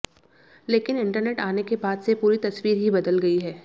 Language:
Hindi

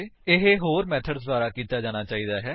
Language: Punjabi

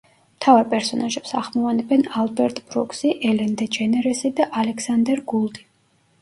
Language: Georgian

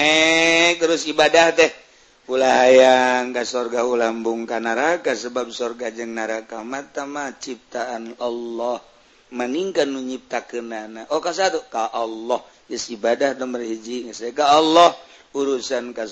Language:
Indonesian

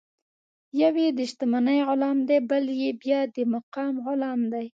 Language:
Pashto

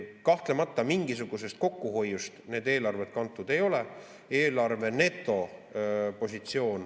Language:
Estonian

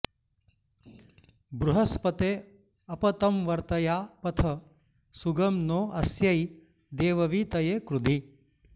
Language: Sanskrit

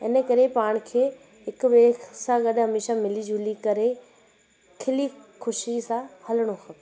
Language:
Sindhi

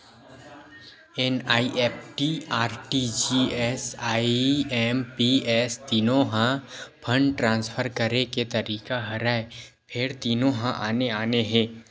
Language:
Chhattisgarhi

